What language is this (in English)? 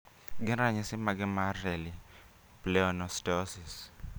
Luo (Kenya and Tanzania)